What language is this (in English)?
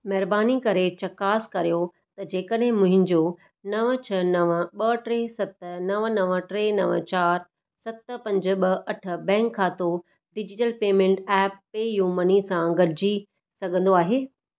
Sindhi